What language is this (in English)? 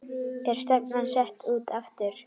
Icelandic